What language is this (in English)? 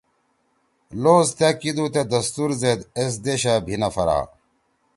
Torwali